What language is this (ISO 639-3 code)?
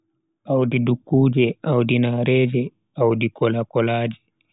fui